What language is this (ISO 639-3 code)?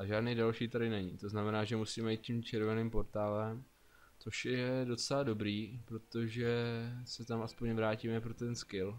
ces